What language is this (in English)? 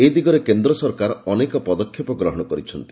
Odia